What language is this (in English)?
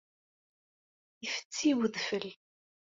Kabyle